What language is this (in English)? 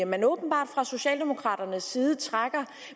Danish